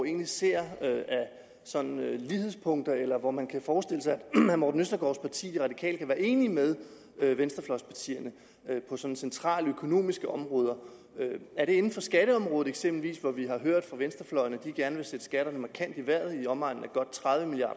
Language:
Danish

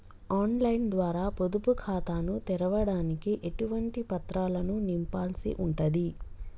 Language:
Telugu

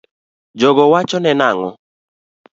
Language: Luo (Kenya and Tanzania)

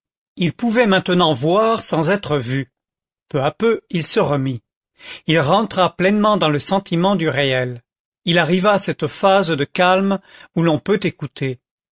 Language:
French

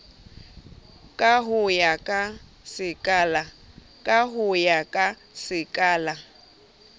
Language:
Southern Sotho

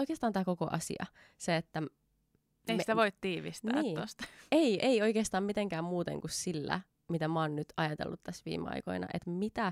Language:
Finnish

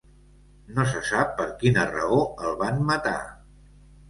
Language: Catalan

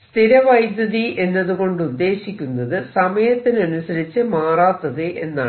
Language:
Malayalam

